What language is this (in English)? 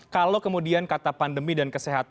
Indonesian